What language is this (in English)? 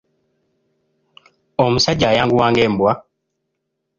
Ganda